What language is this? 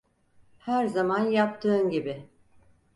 Turkish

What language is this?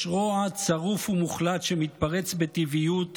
Hebrew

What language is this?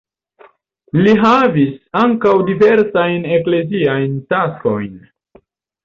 Esperanto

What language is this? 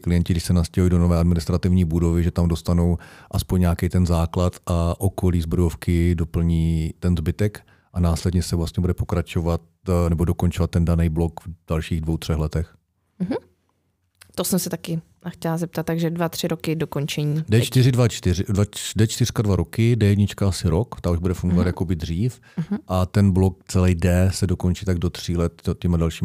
Czech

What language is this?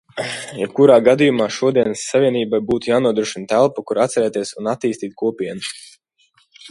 Latvian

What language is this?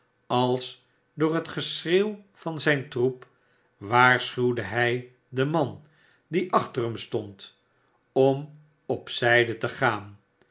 Dutch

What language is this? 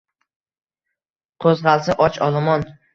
Uzbek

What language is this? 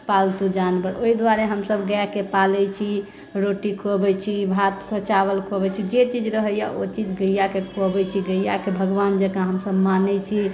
Maithili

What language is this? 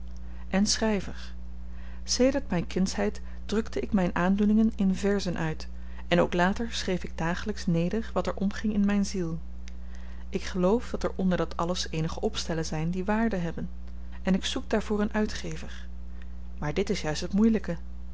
Dutch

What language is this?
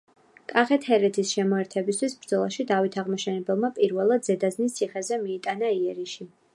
Georgian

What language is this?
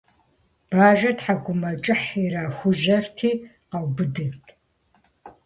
Kabardian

